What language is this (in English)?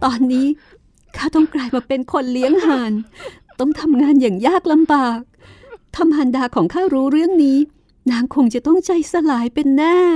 Thai